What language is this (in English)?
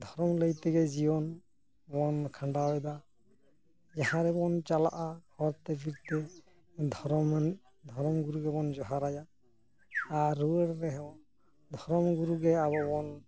Santali